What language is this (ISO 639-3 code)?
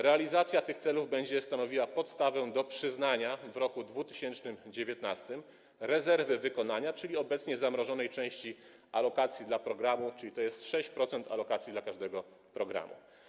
pol